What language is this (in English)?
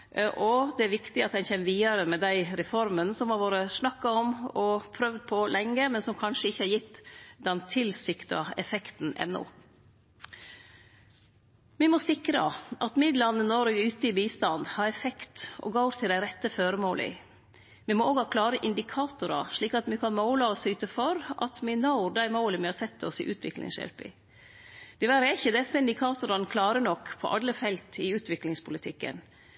Norwegian Nynorsk